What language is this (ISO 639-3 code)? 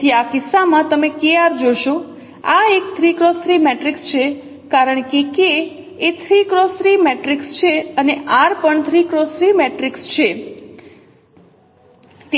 guj